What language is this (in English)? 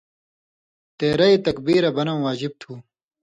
Indus Kohistani